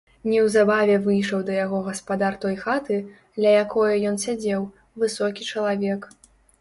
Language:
Belarusian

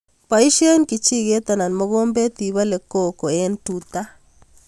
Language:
Kalenjin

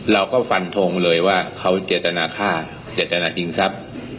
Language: Thai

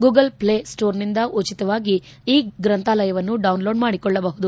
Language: Kannada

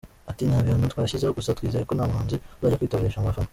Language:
Kinyarwanda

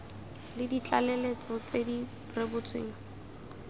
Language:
Tswana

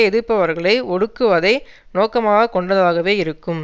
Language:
Tamil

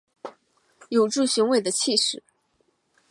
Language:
Chinese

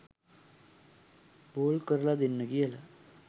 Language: Sinhala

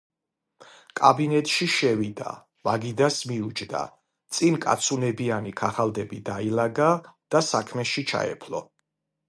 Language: Georgian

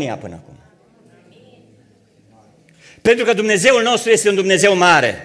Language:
Romanian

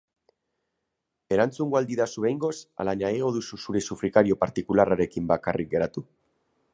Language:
Basque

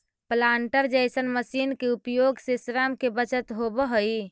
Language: Magahi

